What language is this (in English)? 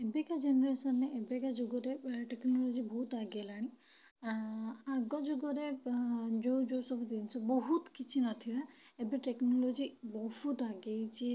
Odia